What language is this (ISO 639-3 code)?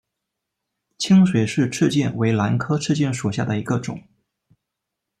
zho